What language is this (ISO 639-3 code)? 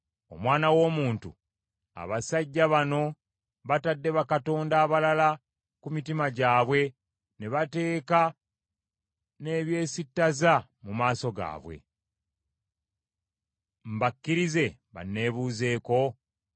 lug